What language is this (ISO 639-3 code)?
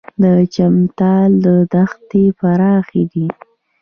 pus